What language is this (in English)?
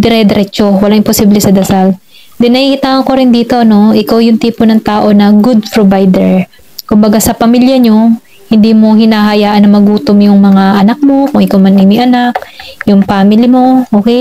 Filipino